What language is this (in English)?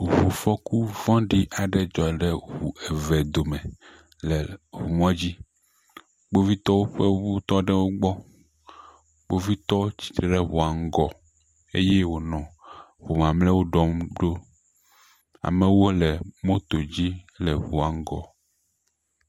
Ewe